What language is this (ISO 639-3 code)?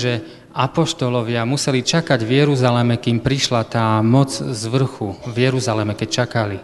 slk